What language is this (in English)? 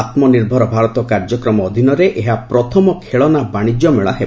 Odia